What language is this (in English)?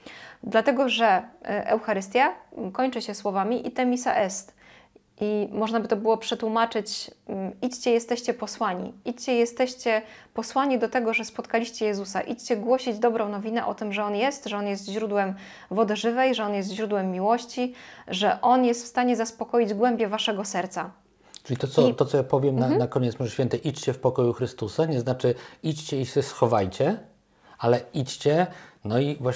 Polish